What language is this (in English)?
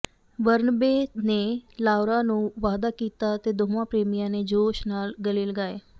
Punjabi